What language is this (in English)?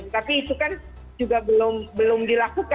Indonesian